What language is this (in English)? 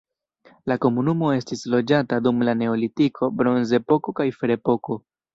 Esperanto